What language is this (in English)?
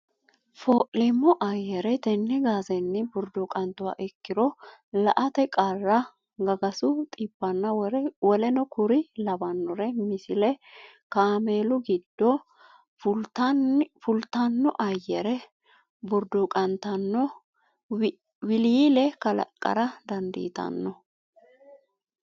Sidamo